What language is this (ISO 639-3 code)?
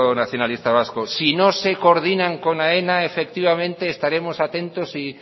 spa